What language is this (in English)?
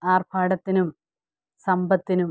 Malayalam